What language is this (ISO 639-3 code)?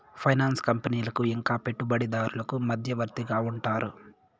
tel